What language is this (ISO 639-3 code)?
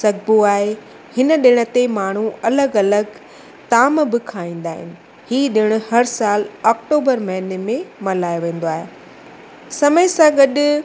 snd